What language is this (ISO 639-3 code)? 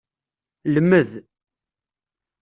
kab